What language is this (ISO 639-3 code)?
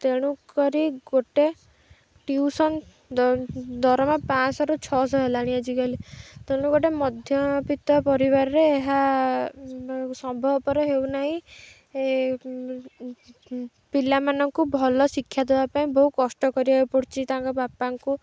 ori